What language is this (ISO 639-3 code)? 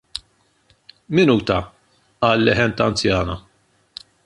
mlt